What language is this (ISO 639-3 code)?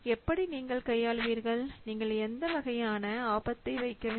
tam